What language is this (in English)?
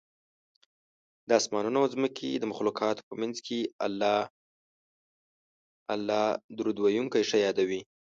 Pashto